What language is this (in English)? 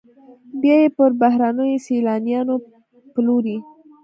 Pashto